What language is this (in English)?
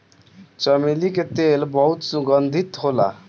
Bhojpuri